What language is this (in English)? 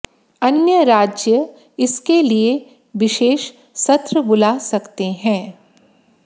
Hindi